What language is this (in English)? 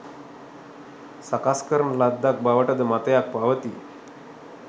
Sinhala